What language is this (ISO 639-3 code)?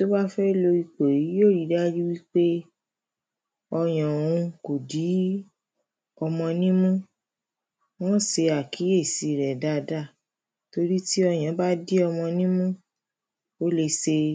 yor